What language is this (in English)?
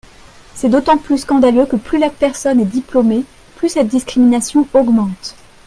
French